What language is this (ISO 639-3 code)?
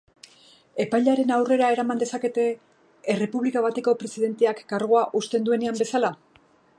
eus